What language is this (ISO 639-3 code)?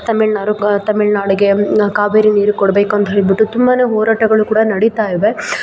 kan